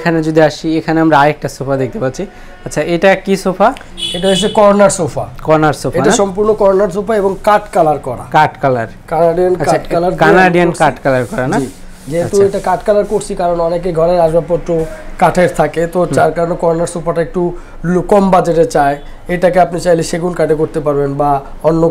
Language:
Hindi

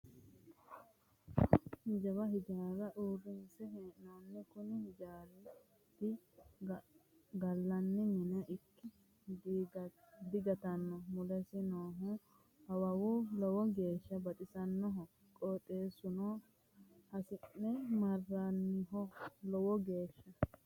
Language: Sidamo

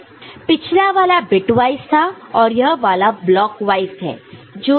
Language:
Hindi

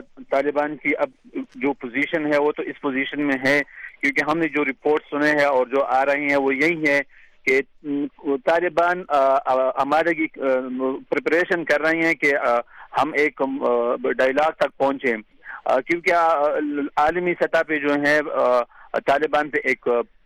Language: Urdu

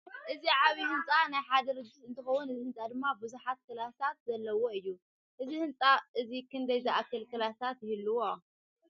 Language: Tigrinya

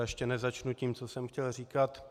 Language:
Czech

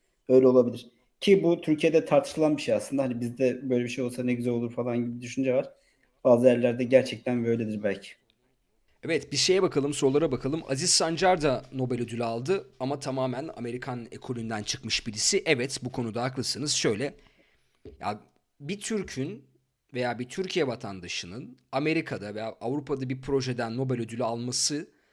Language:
Turkish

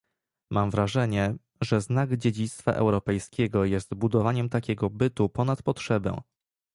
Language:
Polish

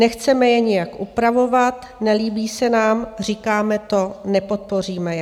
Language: Czech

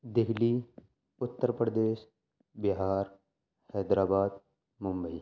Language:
Urdu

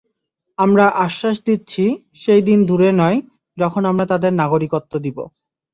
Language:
Bangla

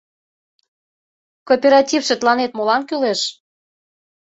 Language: Mari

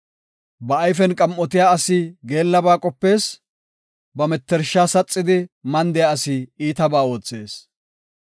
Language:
Gofa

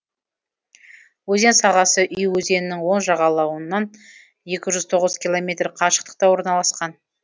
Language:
Kazakh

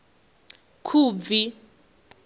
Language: Venda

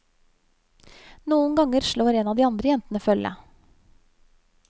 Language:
Norwegian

